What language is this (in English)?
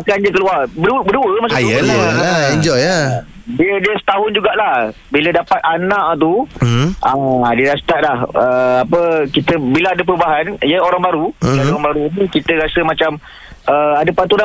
Malay